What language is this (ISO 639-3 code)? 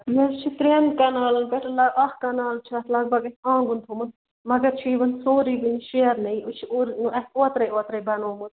kas